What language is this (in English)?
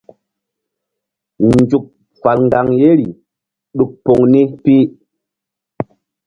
Mbum